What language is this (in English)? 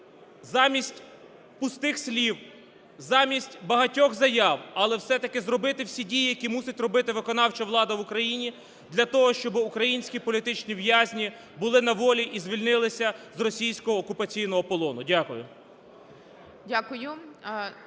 Ukrainian